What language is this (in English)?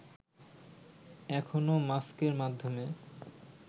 Bangla